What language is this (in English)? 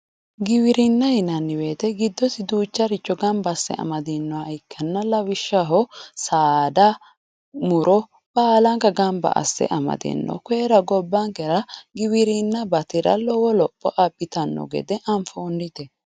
Sidamo